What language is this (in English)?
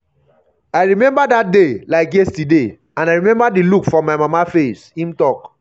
Nigerian Pidgin